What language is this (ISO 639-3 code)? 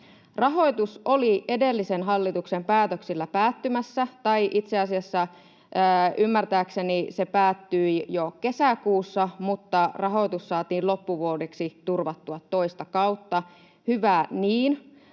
fin